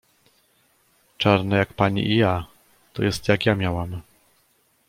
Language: Polish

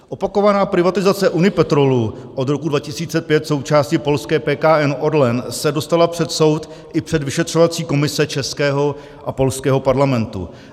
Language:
Czech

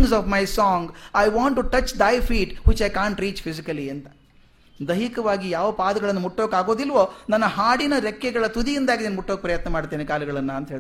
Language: Kannada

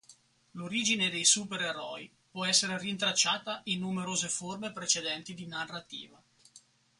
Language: Italian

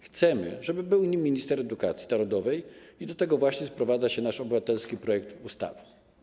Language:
Polish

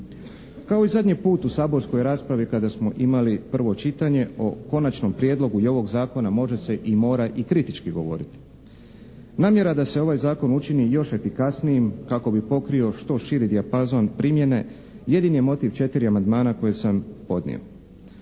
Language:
Croatian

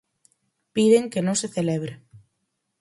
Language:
Galician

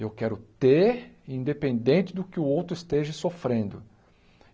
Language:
Portuguese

